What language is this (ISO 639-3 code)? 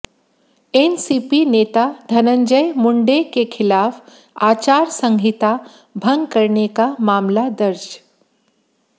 hin